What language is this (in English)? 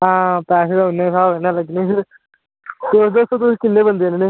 Dogri